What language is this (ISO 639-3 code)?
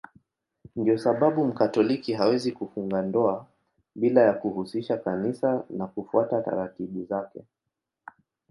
swa